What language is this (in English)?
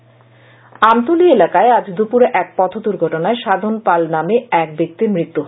Bangla